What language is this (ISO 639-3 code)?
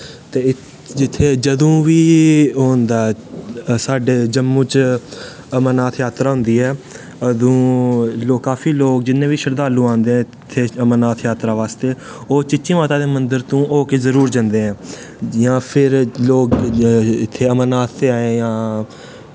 doi